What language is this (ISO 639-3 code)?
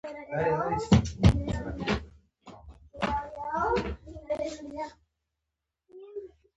pus